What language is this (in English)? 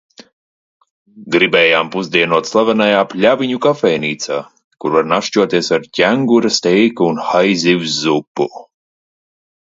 Latvian